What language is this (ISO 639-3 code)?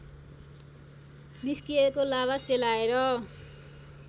nep